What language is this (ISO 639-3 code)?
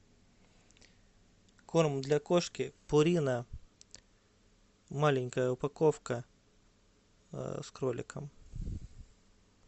rus